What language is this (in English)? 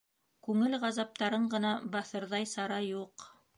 Bashkir